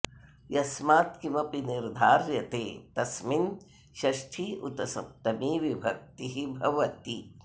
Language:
Sanskrit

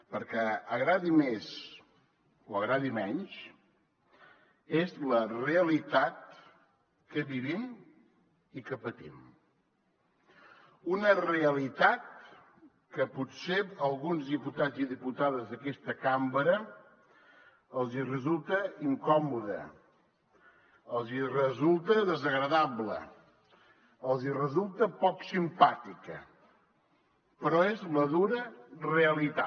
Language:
Catalan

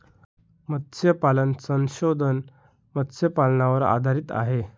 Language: Marathi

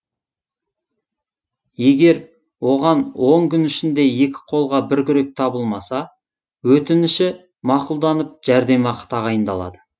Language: Kazakh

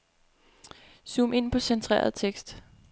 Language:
Danish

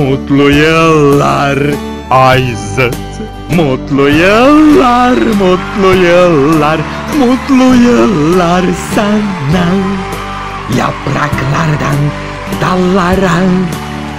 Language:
Turkish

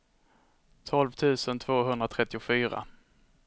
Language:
Swedish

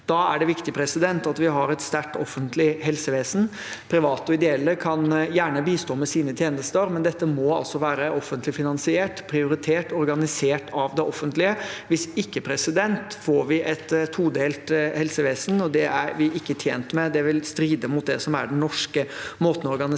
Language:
Norwegian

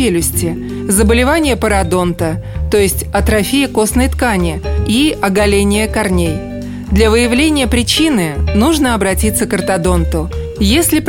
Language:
Russian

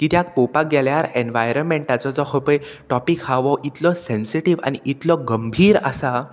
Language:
Konkani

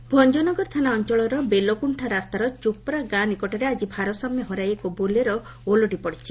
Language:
Odia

